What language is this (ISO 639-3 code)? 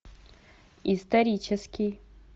rus